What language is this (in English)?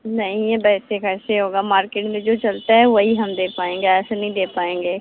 Hindi